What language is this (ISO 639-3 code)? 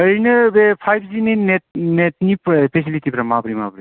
brx